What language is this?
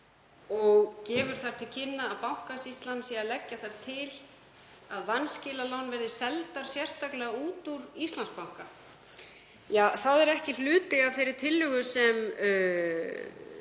Icelandic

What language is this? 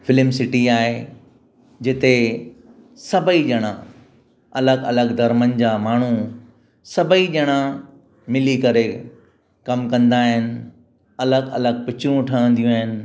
Sindhi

